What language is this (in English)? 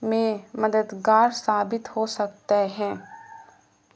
Urdu